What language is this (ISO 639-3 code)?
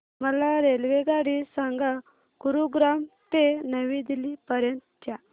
mar